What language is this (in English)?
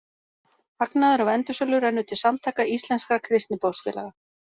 Icelandic